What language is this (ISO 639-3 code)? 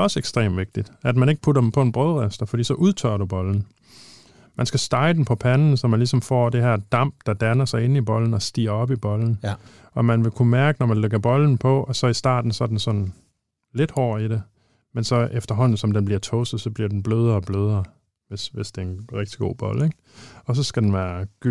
dan